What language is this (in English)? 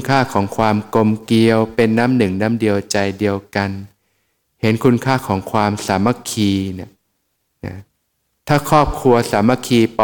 Thai